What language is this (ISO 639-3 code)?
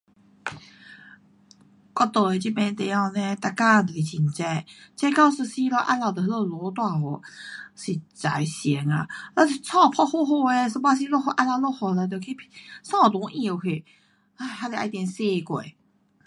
cpx